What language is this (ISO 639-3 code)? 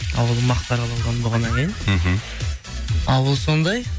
kaz